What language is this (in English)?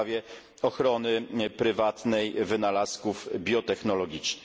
Polish